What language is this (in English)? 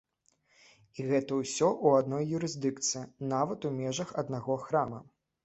Belarusian